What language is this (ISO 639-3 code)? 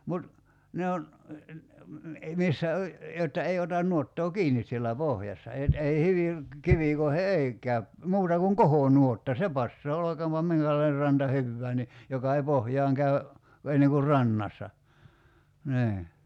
fin